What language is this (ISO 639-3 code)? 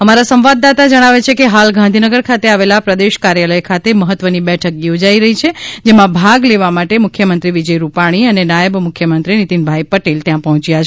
guj